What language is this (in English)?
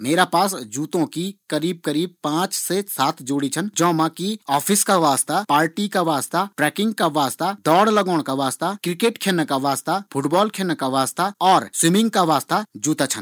Garhwali